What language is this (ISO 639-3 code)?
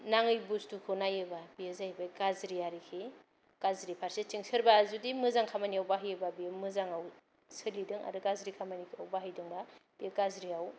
brx